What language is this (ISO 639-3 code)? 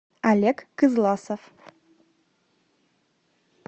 rus